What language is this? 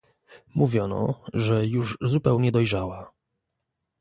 Polish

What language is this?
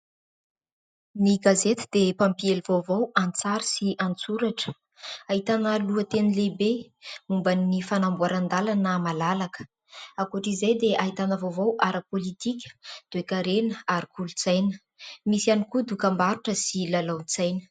Malagasy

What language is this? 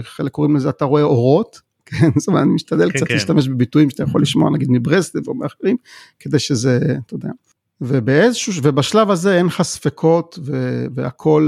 Hebrew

